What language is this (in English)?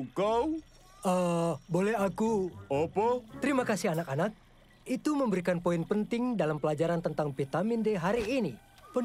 Indonesian